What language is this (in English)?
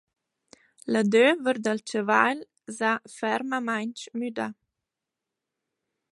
Romansh